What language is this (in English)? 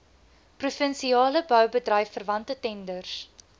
Afrikaans